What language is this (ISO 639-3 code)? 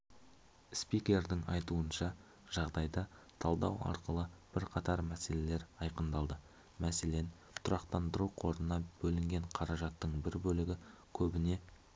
kaz